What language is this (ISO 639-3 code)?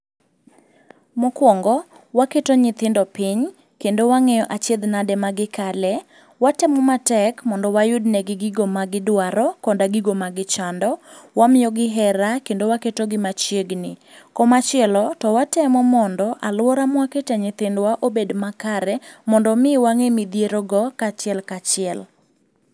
luo